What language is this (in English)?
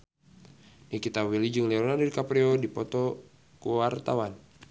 Sundanese